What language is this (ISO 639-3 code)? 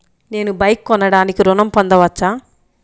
tel